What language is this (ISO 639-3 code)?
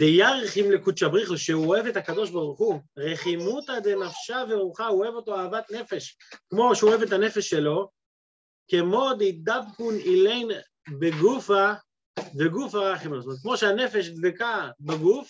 heb